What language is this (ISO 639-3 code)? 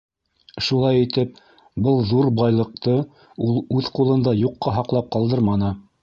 bak